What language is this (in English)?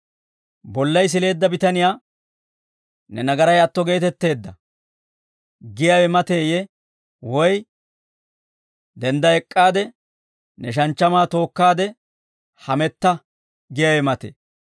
Dawro